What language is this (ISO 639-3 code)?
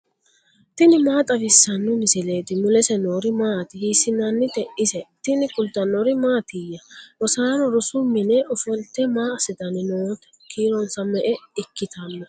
sid